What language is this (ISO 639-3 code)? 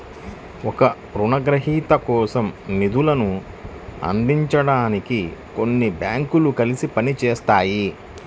tel